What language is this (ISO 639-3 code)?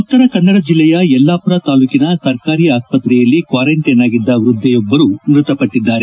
kan